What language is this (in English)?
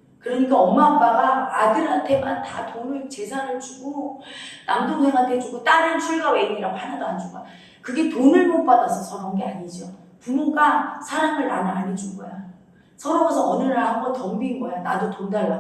Korean